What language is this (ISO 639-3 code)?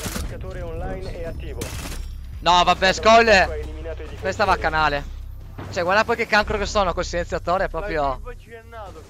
ita